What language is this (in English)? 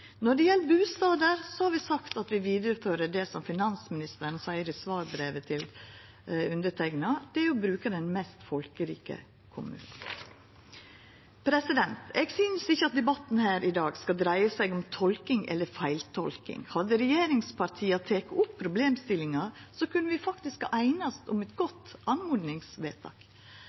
Norwegian Nynorsk